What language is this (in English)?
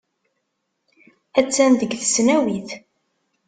Kabyle